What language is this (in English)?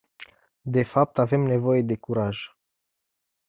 Romanian